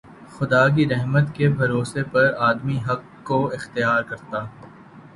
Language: Urdu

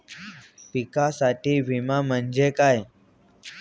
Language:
Marathi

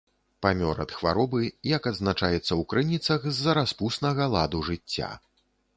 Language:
Belarusian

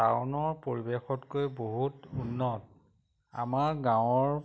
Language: Assamese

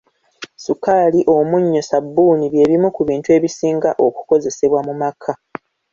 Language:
Ganda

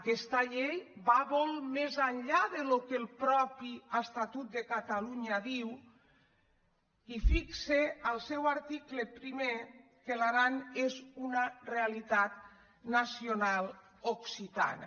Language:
Catalan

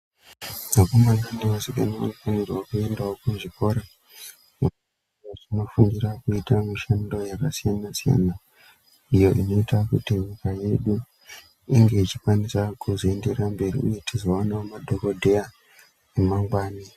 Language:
Ndau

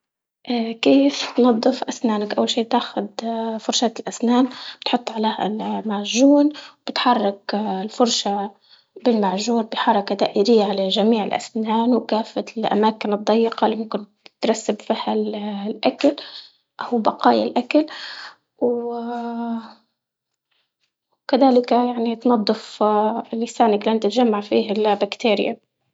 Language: Libyan Arabic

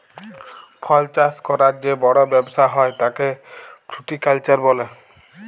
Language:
Bangla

